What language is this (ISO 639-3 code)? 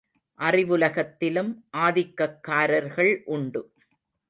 tam